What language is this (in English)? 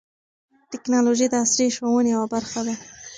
Pashto